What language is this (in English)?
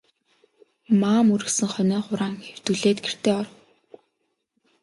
Mongolian